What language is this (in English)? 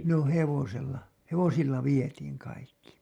Finnish